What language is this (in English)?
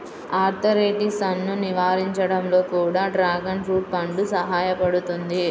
Telugu